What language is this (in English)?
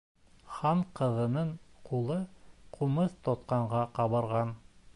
Bashkir